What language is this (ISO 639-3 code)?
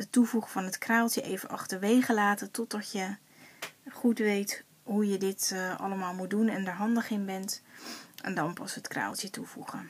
nld